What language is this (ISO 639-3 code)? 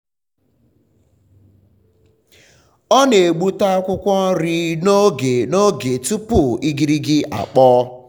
ibo